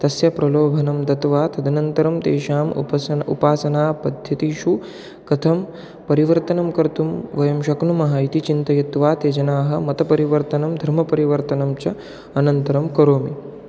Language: Sanskrit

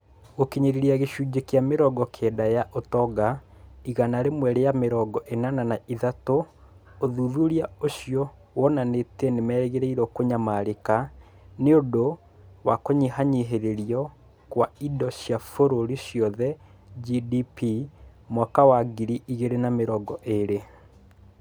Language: Kikuyu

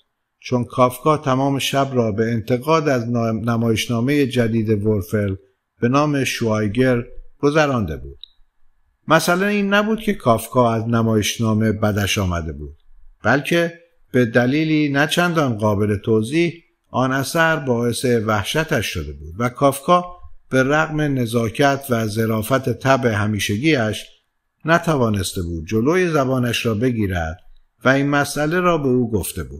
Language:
Persian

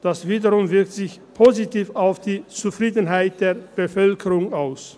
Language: Swiss German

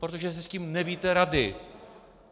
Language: Czech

